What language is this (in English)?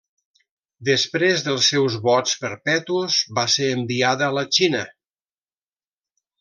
Catalan